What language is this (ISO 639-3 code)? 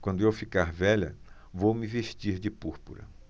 por